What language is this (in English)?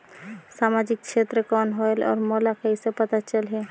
Chhattisgarhi